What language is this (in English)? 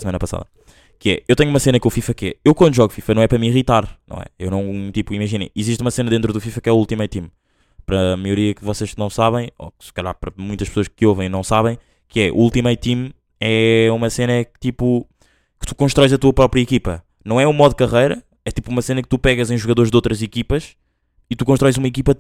Portuguese